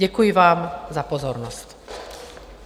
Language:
Czech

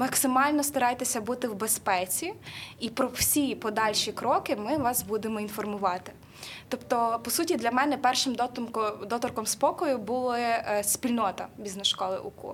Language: Ukrainian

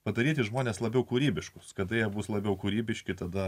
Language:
Lithuanian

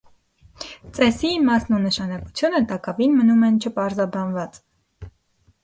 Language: Armenian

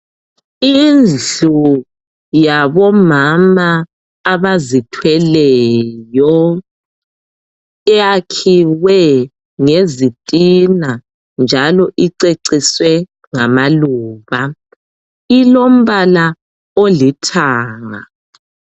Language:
North Ndebele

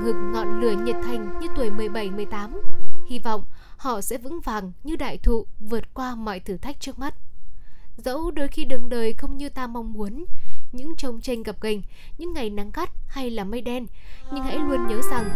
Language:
Vietnamese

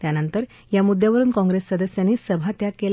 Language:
Marathi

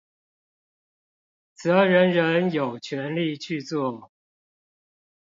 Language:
Chinese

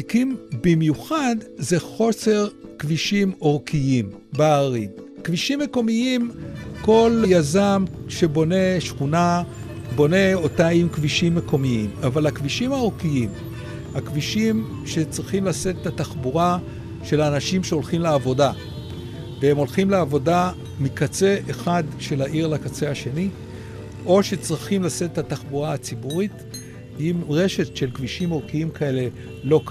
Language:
Hebrew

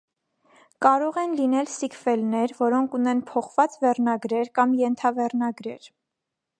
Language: Armenian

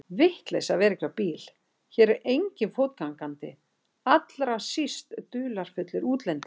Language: Icelandic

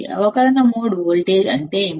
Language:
Telugu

